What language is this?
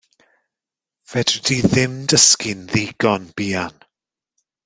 Welsh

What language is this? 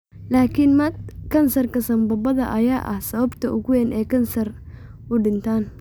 Somali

